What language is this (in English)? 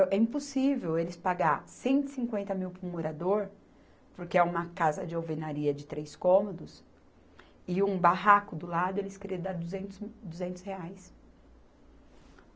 Portuguese